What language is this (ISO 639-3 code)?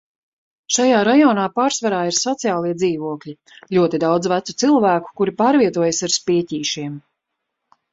lav